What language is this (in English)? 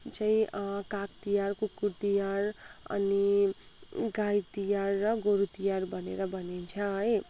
Nepali